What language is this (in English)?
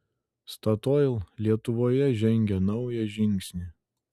Lithuanian